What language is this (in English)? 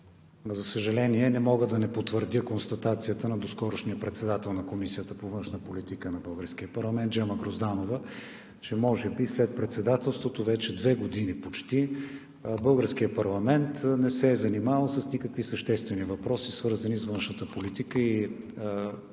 Bulgarian